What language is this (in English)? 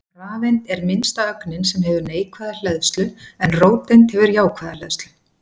Icelandic